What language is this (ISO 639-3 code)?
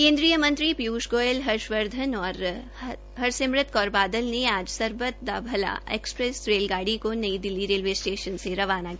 hin